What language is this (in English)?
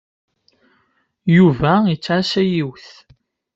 Kabyle